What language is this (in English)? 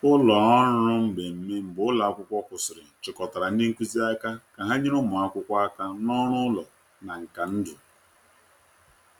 Igbo